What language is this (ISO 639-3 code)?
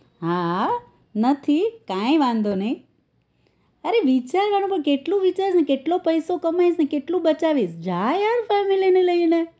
guj